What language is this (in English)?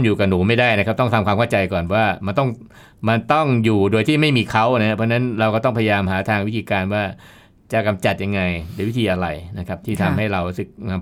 Thai